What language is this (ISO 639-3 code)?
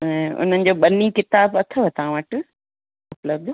snd